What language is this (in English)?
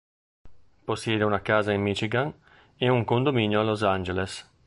Italian